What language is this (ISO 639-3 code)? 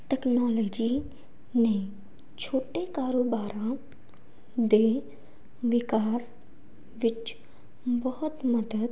pan